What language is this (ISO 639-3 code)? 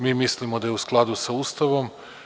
srp